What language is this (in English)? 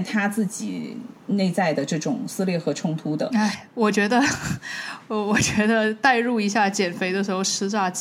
Chinese